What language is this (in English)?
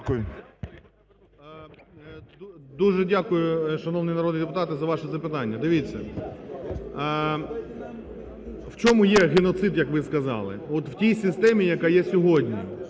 Ukrainian